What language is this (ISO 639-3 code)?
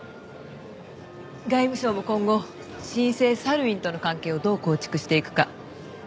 jpn